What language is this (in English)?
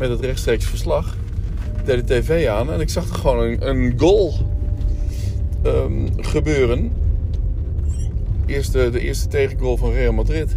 Dutch